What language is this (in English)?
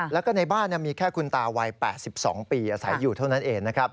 Thai